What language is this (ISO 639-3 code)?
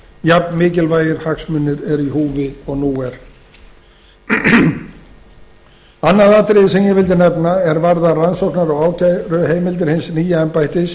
isl